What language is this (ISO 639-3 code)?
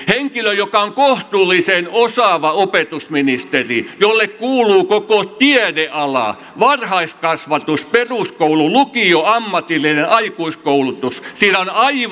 fin